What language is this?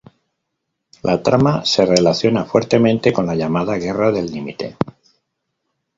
Spanish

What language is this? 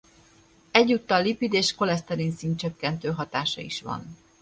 Hungarian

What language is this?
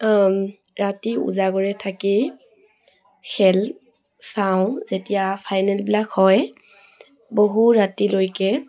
Assamese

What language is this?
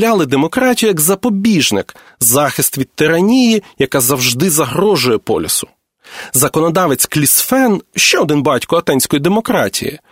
Ukrainian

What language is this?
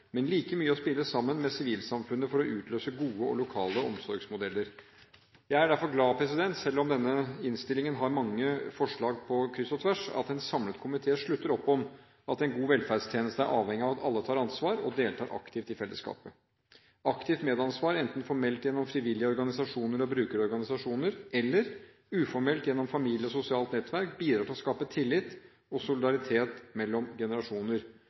Norwegian Bokmål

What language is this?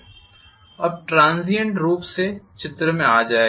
Hindi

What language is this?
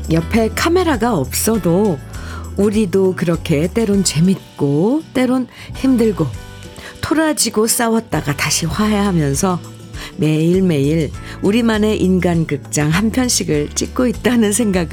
Korean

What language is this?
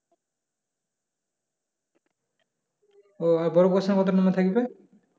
Bangla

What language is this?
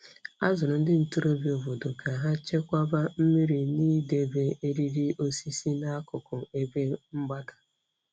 Igbo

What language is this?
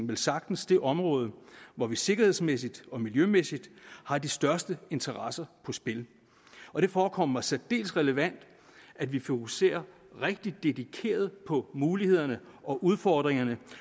Danish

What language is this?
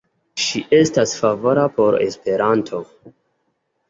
Esperanto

